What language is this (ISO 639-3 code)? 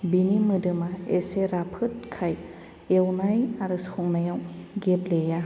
brx